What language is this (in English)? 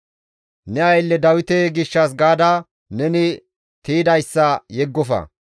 Gamo